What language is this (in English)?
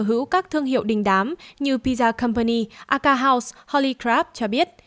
Vietnamese